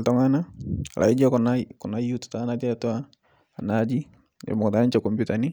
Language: Masai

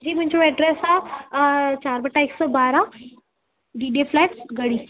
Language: Sindhi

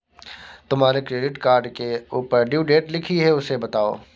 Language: Hindi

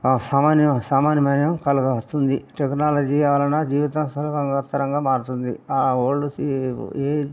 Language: Telugu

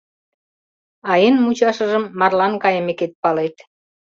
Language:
Mari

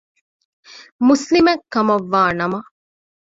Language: Divehi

